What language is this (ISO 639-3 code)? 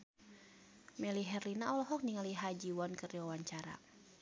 sun